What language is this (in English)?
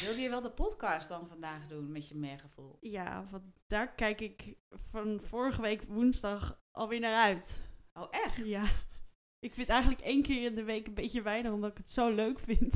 Dutch